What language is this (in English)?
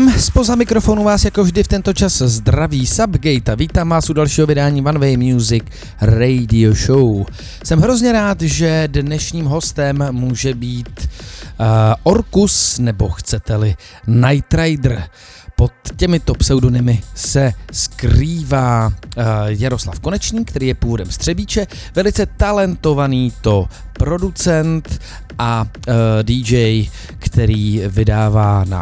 Czech